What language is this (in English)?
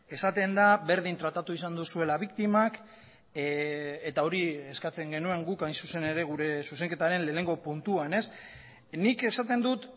Basque